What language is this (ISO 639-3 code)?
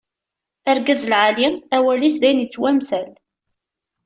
kab